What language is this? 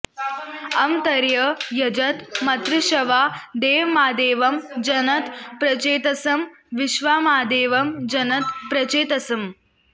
Sanskrit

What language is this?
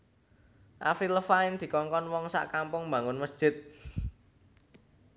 Javanese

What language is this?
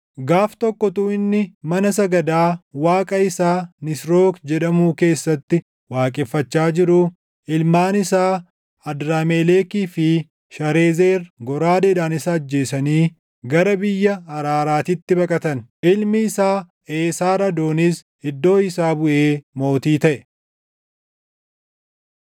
Oromo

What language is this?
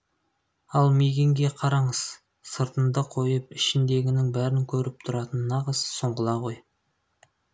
Kazakh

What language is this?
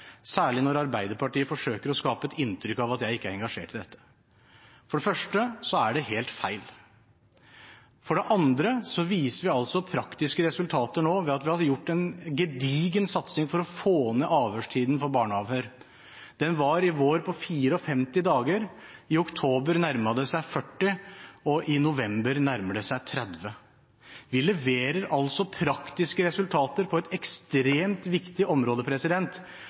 Norwegian Bokmål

